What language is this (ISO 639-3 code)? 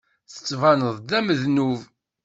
kab